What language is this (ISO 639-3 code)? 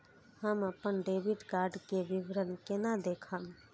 mai